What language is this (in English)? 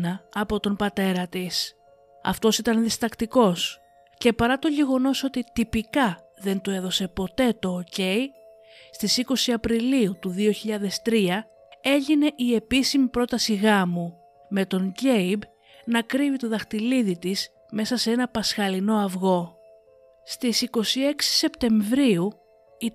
Greek